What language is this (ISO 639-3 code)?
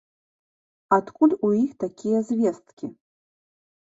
bel